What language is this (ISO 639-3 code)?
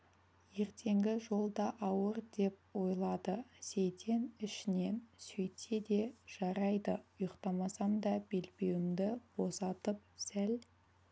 kaz